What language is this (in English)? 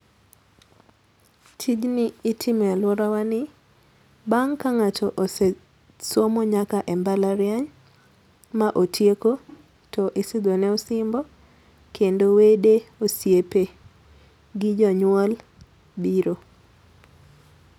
Luo (Kenya and Tanzania)